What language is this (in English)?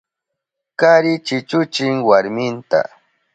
Southern Pastaza Quechua